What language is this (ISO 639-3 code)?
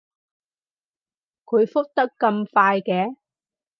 yue